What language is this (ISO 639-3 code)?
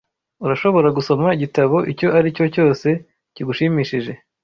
kin